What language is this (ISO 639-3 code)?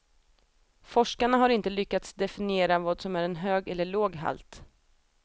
swe